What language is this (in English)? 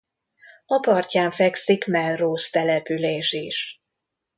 Hungarian